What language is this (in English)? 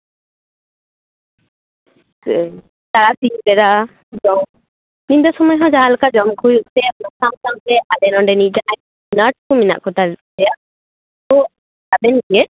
Santali